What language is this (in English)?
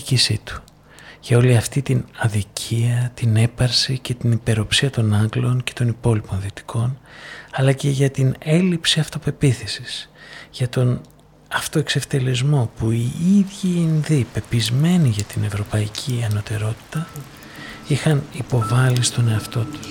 Greek